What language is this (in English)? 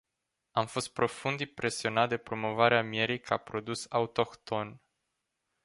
Romanian